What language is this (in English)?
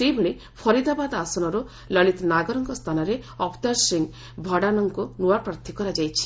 Odia